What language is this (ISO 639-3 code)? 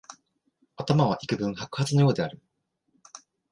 jpn